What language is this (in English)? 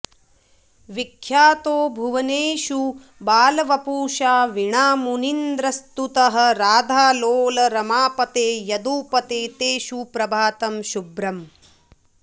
Sanskrit